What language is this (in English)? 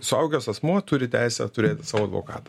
Lithuanian